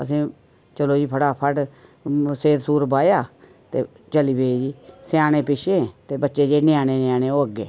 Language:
Dogri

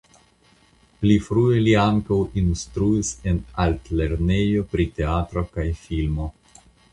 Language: Esperanto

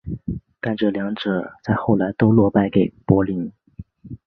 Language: Chinese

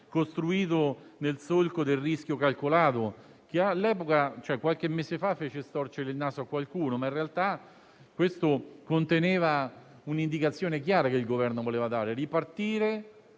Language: Italian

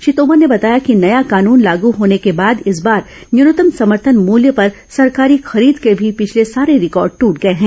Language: Hindi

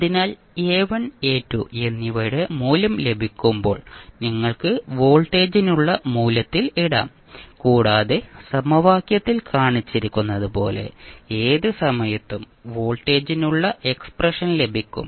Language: Malayalam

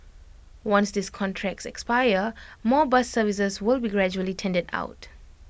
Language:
English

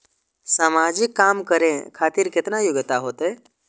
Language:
Maithili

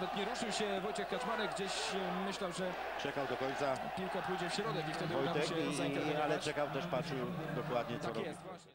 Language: Polish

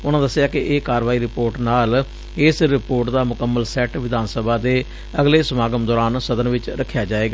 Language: Punjabi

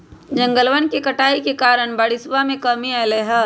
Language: Magahi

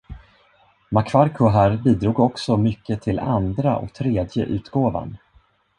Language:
Swedish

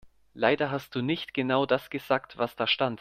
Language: German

